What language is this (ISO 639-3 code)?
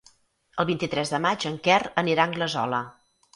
cat